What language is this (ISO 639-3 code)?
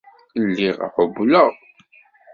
kab